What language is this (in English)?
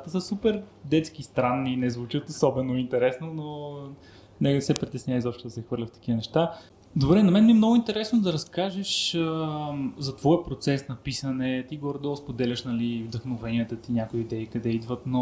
Bulgarian